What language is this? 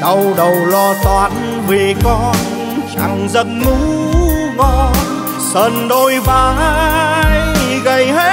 Vietnamese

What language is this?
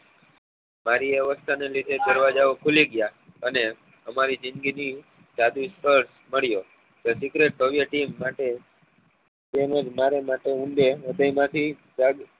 Gujarati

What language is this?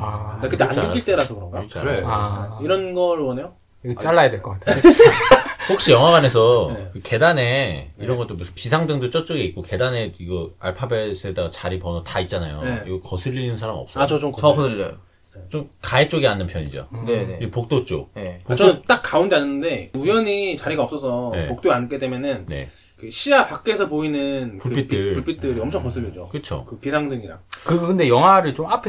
Korean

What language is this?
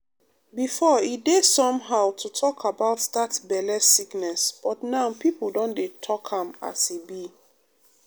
Nigerian Pidgin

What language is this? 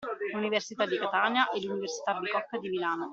Italian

